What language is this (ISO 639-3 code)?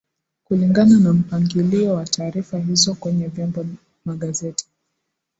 swa